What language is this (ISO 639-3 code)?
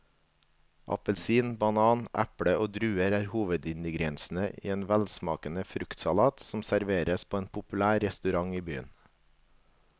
nor